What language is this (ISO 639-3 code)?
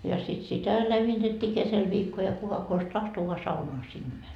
fin